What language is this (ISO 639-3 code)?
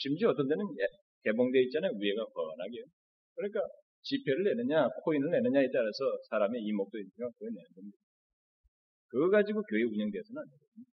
kor